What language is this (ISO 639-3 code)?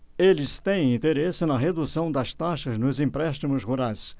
por